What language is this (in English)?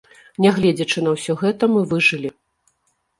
Belarusian